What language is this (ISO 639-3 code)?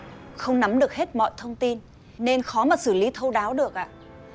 vie